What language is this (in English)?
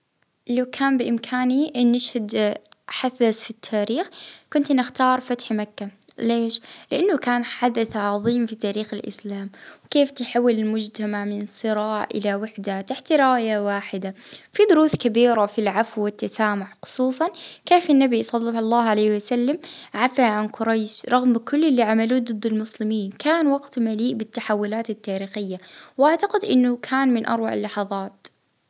Libyan Arabic